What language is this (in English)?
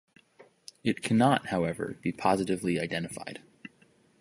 English